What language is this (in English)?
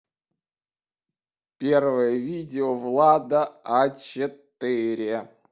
Russian